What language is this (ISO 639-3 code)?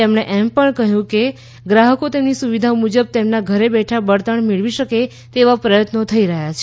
guj